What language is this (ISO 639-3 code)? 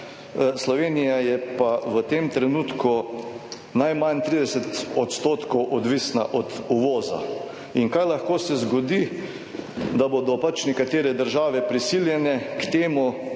slv